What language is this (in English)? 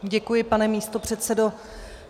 Czech